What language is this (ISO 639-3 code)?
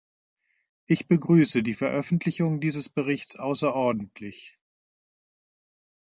deu